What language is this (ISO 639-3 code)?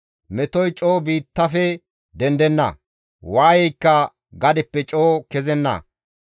gmv